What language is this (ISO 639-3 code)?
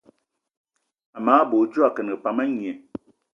eto